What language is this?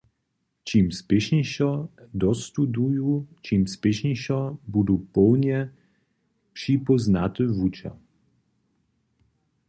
Upper Sorbian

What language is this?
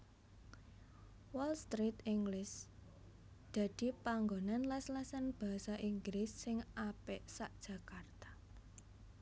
Javanese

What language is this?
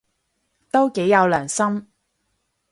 Cantonese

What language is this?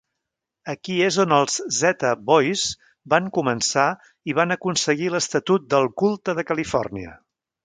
Catalan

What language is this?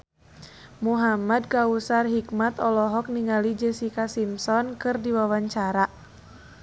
Sundanese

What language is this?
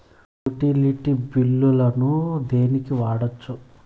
Telugu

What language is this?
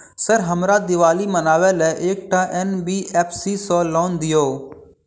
Maithili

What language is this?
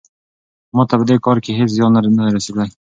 Pashto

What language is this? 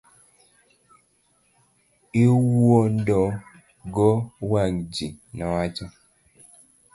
Luo (Kenya and Tanzania)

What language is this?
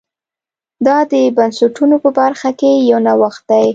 Pashto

